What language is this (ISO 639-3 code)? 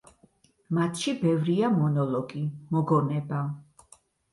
kat